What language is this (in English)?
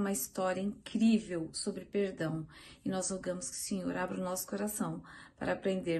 Portuguese